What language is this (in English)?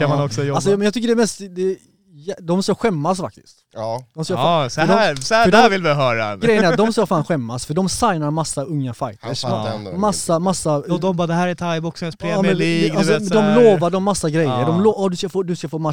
Swedish